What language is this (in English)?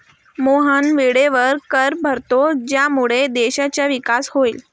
Marathi